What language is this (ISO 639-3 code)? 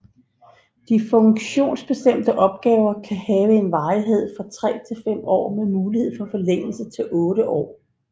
dan